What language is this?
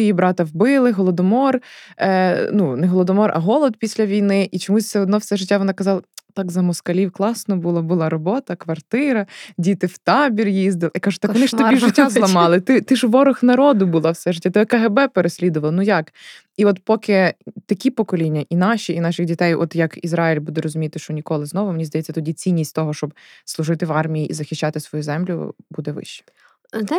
Ukrainian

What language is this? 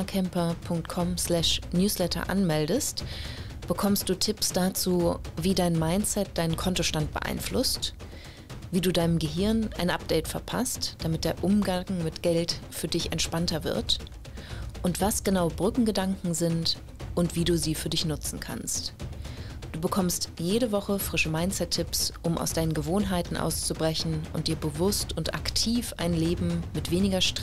German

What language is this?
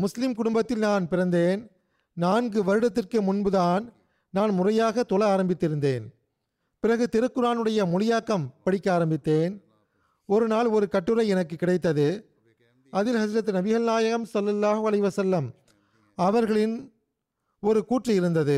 Tamil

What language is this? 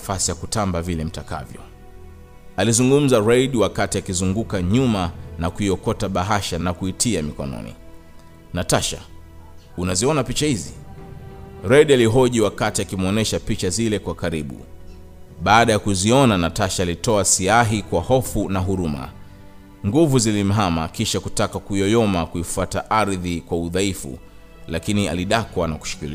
Swahili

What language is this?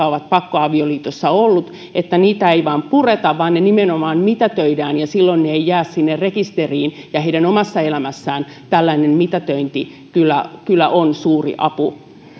Finnish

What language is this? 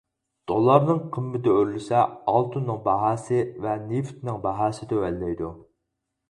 Uyghur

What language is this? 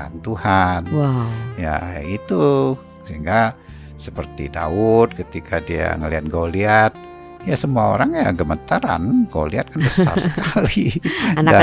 Indonesian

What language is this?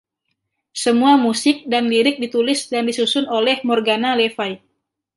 Indonesian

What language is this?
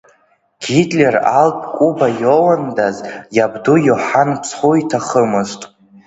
Abkhazian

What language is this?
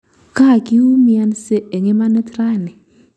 Kalenjin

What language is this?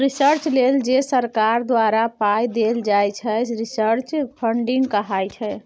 Maithili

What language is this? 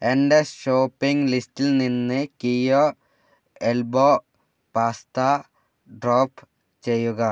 Malayalam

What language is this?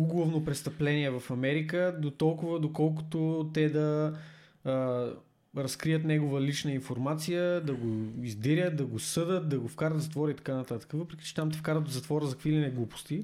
Bulgarian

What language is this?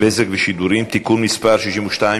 Hebrew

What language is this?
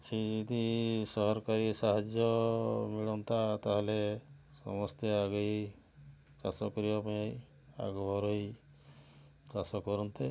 Odia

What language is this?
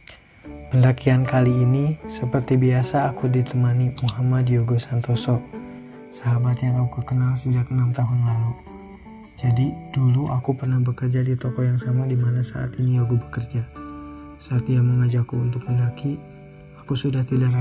Indonesian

